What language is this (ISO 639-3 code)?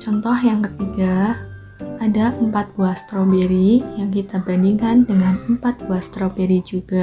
ind